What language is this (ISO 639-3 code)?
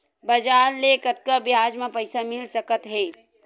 hne